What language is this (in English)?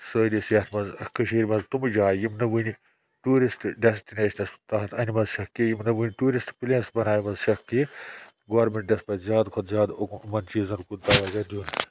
Kashmiri